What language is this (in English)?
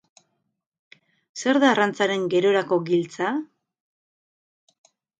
Basque